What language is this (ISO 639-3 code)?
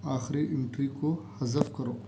urd